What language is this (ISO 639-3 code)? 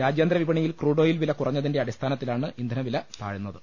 mal